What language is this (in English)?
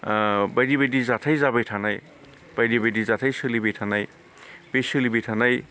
Bodo